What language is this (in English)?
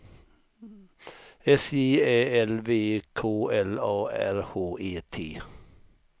Swedish